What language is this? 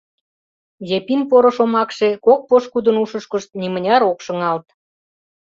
Mari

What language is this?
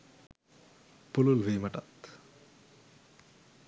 Sinhala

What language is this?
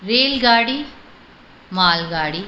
Sindhi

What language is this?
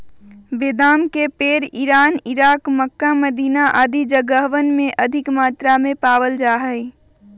Magahi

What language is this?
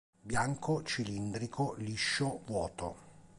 Italian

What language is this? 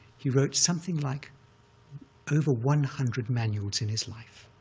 English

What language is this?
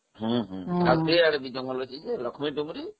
Odia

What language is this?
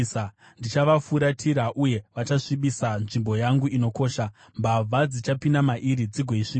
Shona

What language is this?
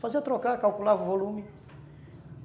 Portuguese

